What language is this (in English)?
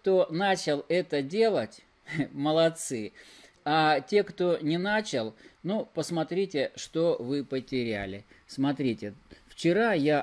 Russian